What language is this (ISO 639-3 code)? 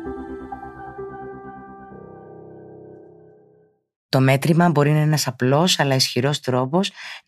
ell